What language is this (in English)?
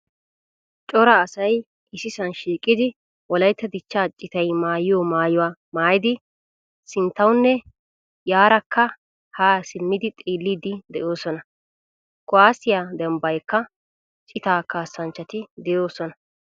Wolaytta